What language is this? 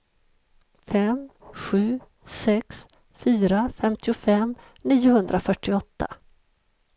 Swedish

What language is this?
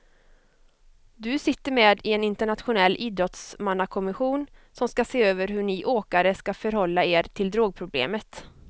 Swedish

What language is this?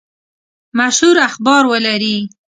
Pashto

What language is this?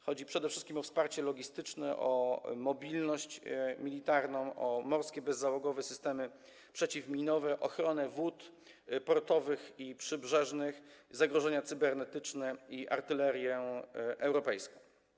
Polish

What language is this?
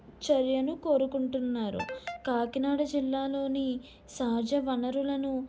Telugu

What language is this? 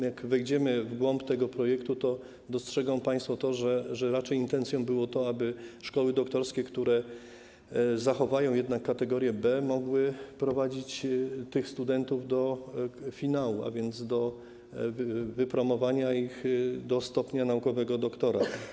Polish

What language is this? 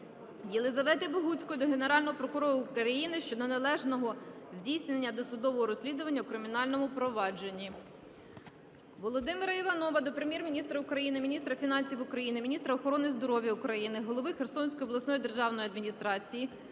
Ukrainian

